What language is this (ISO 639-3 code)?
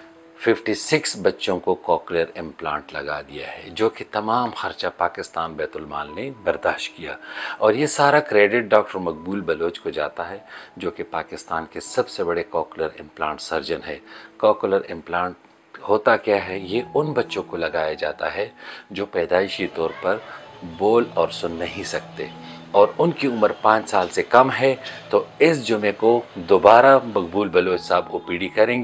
hin